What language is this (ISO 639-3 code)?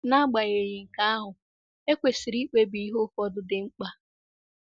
ibo